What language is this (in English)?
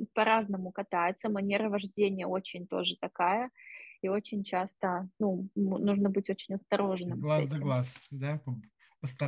Russian